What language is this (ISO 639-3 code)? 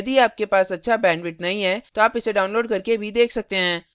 hin